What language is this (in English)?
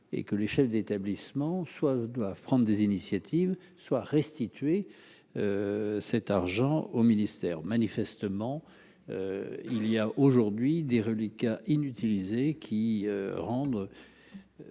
French